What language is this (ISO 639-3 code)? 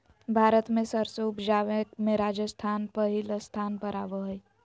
mag